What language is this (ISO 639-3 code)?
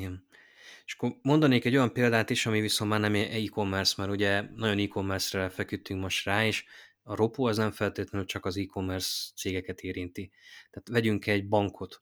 hun